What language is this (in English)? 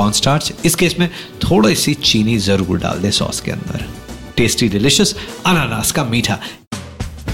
Hindi